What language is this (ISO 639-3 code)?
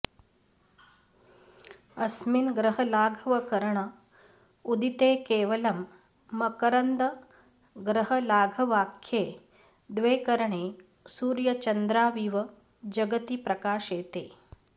san